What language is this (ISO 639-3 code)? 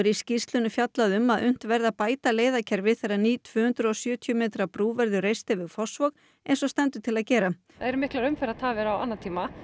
isl